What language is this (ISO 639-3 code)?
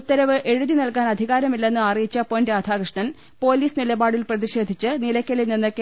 mal